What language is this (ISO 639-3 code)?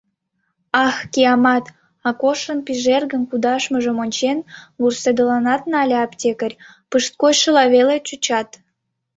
chm